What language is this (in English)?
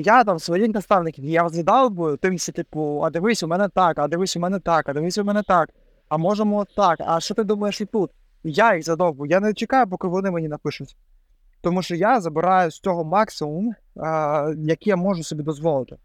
Ukrainian